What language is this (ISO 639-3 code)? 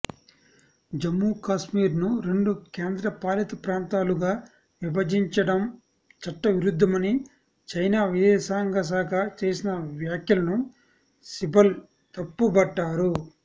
tel